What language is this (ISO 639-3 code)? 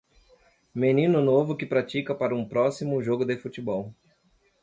por